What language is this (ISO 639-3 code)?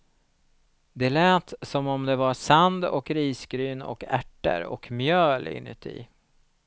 swe